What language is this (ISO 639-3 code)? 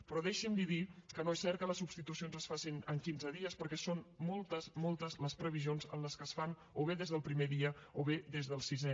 cat